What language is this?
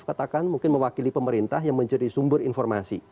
Indonesian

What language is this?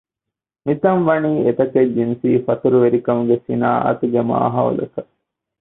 Divehi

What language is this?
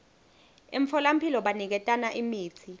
Swati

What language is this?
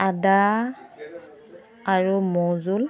Assamese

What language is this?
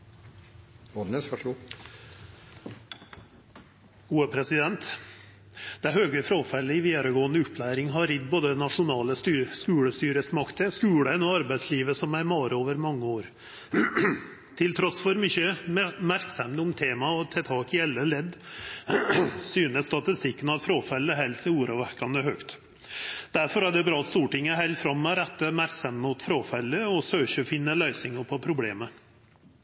Norwegian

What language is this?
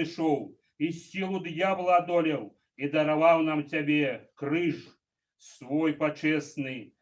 Russian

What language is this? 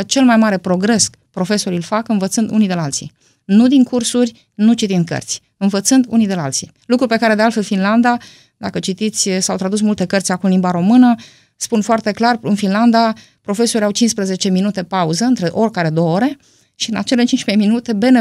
Romanian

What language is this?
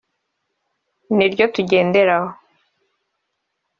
Kinyarwanda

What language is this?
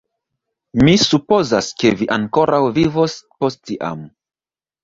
Esperanto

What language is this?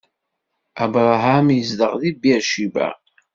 Kabyle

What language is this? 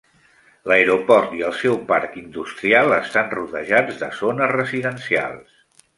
Catalan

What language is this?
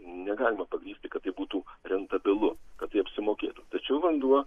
Lithuanian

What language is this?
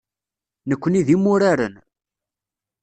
Kabyle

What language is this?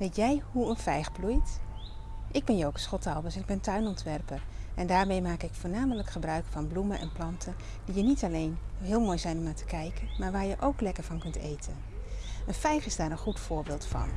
Dutch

